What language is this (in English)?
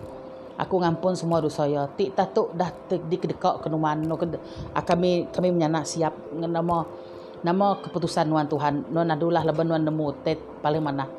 Malay